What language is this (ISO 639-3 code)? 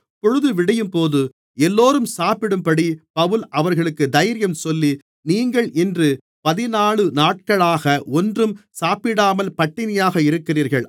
tam